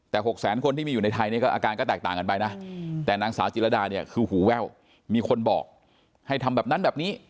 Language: Thai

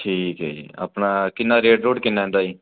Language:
Punjabi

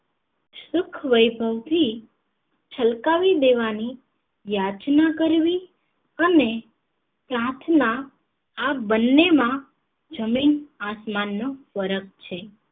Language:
Gujarati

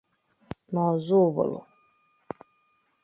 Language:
Igbo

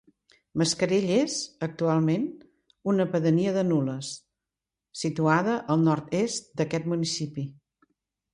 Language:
Catalan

